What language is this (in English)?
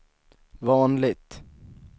Swedish